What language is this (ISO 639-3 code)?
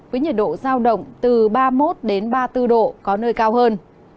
vie